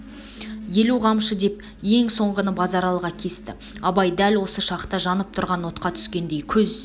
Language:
Kazakh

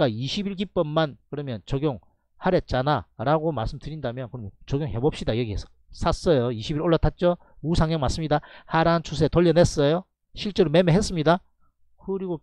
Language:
Korean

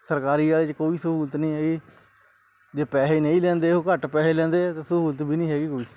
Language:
Punjabi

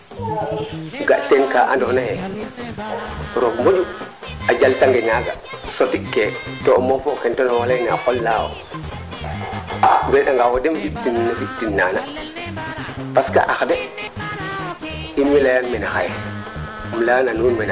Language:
Serer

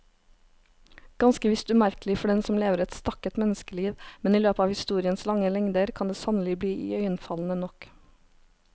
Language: Norwegian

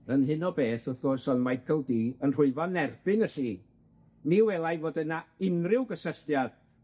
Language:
Welsh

